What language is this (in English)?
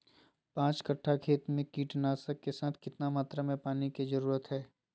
Magahi